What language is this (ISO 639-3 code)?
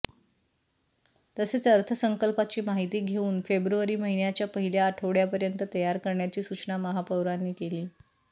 mar